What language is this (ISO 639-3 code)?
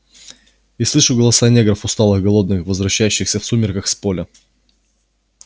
rus